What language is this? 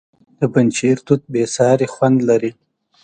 Pashto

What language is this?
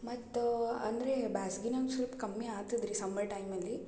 Kannada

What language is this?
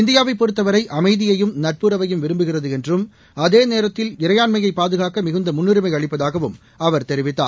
Tamil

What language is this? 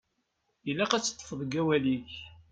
Kabyle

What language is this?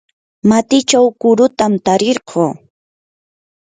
Yanahuanca Pasco Quechua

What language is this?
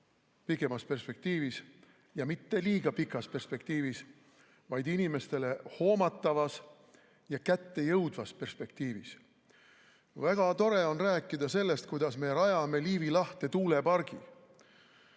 Estonian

